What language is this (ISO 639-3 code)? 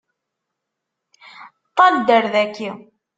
kab